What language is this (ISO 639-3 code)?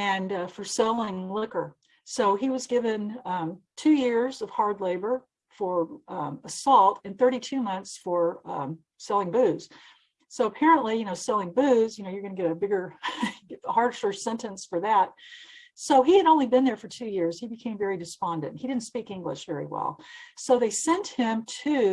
eng